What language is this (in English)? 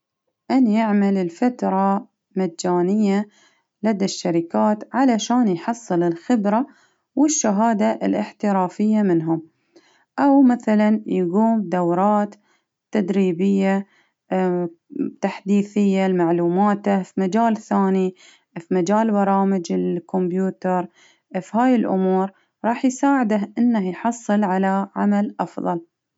Baharna Arabic